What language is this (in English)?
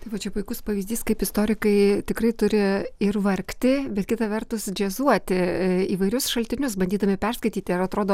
Lithuanian